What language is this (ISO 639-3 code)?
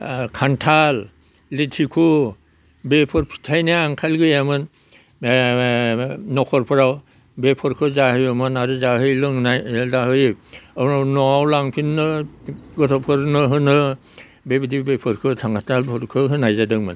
brx